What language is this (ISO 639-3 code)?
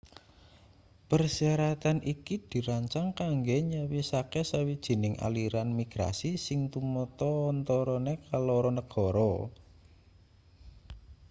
jav